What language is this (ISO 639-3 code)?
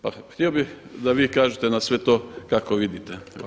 hrv